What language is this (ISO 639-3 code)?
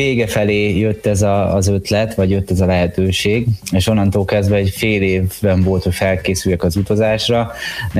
hun